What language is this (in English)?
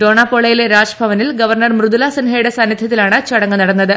Malayalam